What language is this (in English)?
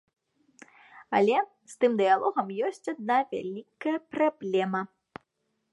Belarusian